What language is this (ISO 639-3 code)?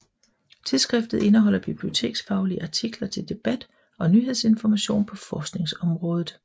dan